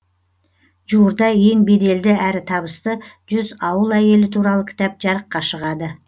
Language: Kazakh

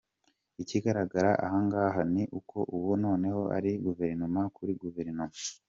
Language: Kinyarwanda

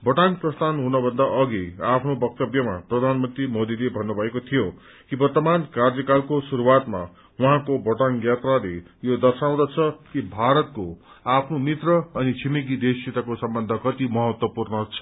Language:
Nepali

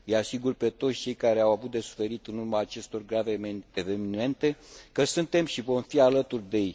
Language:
Romanian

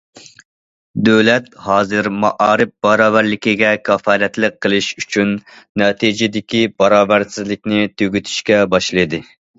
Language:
Uyghur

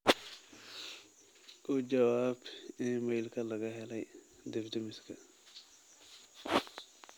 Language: Somali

